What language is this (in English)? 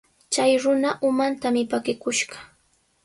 Sihuas Ancash Quechua